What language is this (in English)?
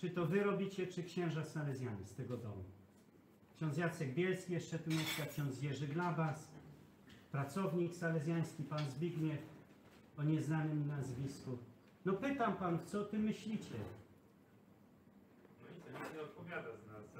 Polish